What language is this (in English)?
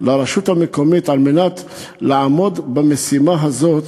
Hebrew